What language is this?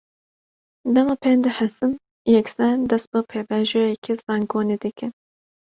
Kurdish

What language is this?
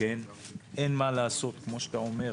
Hebrew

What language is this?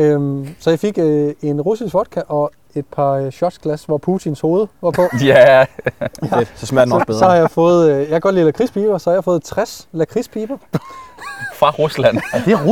Danish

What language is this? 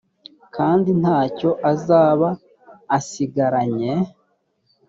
Kinyarwanda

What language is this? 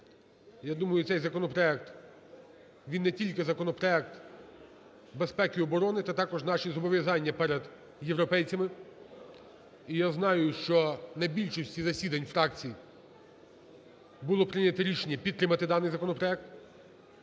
Ukrainian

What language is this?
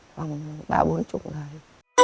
Vietnamese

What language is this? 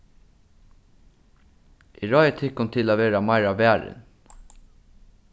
Faroese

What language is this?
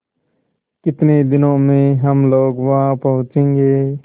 Hindi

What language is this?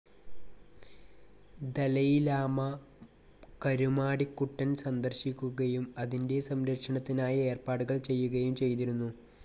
Malayalam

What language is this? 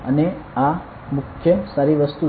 Gujarati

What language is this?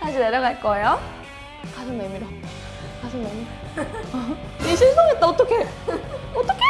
Korean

